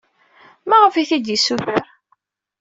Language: Kabyle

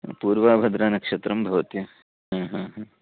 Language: Sanskrit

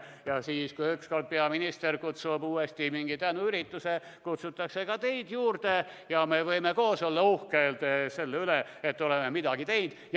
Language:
Estonian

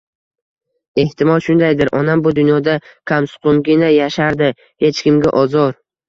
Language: Uzbek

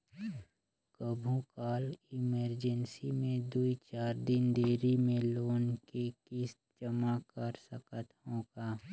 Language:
Chhattisgarhi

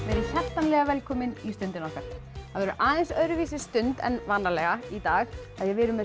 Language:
Icelandic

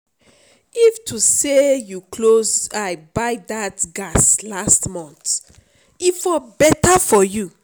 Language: Nigerian Pidgin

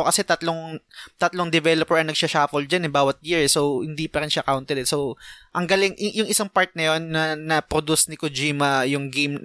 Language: Filipino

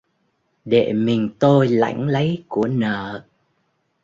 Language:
Vietnamese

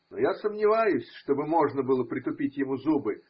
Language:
Russian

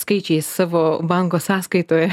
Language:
Lithuanian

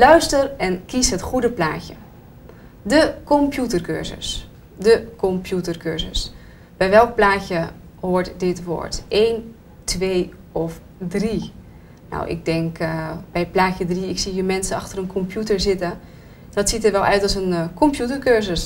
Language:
Dutch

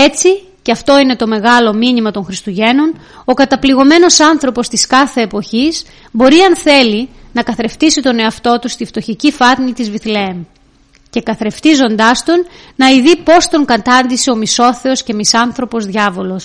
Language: Greek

